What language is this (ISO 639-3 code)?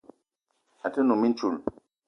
eto